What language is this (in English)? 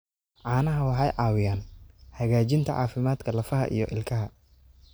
Somali